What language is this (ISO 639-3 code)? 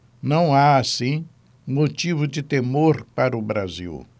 por